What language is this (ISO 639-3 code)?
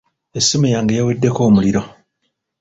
lug